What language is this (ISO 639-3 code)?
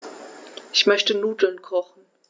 deu